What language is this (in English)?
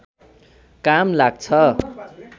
Nepali